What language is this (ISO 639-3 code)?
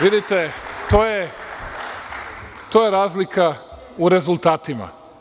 srp